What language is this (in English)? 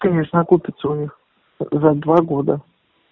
Russian